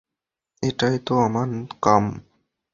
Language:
Bangla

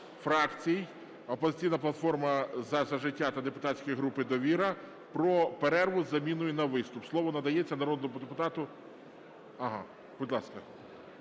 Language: Ukrainian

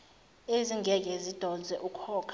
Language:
Zulu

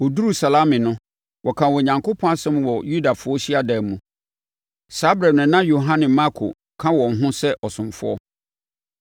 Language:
Akan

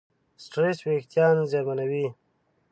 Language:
Pashto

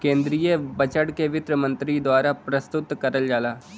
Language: Bhojpuri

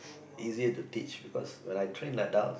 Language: English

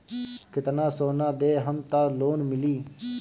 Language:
Bhojpuri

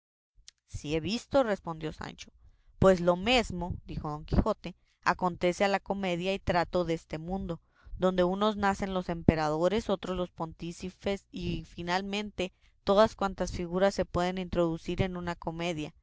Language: Spanish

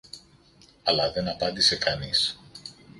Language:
Greek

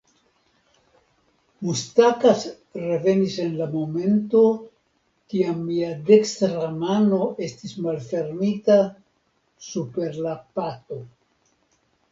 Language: Esperanto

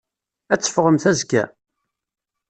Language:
Kabyle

